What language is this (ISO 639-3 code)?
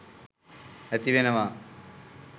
sin